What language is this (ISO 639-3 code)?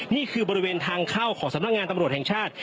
tha